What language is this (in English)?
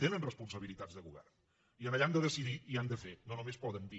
Catalan